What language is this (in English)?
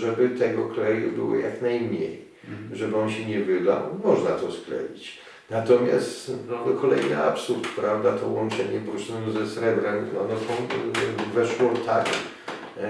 Polish